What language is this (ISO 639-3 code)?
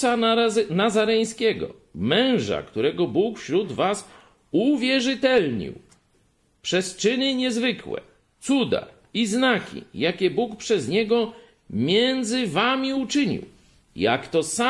pol